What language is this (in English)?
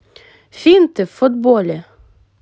Russian